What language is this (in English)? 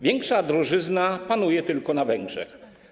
Polish